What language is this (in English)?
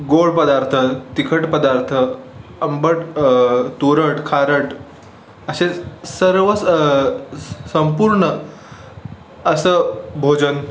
Marathi